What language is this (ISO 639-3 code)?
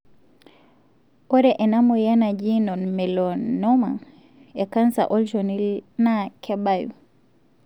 mas